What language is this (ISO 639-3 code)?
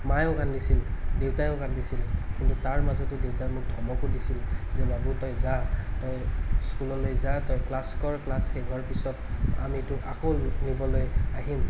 asm